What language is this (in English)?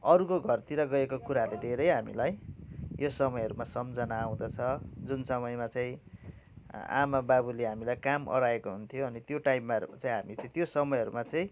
Nepali